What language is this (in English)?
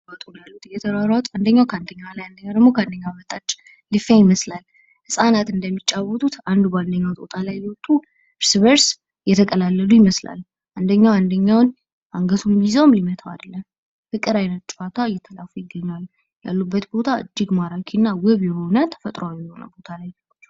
Amharic